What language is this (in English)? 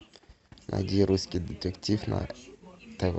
Russian